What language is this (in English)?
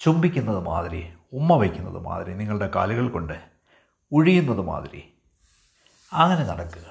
Malayalam